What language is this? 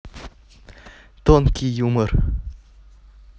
Russian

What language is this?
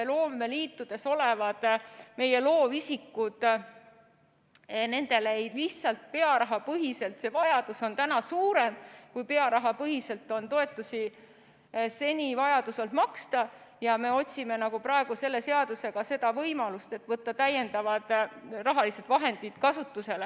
Estonian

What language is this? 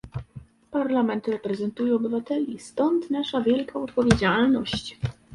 Polish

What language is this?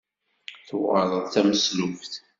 Kabyle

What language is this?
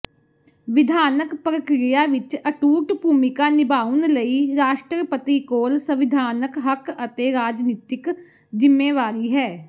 Punjabi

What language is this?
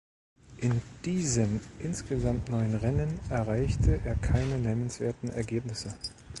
German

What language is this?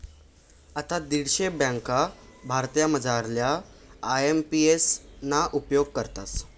Marathi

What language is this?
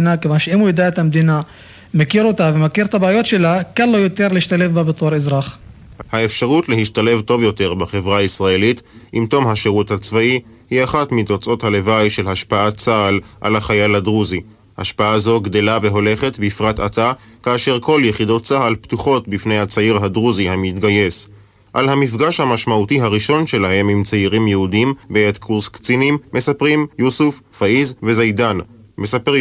Hebrew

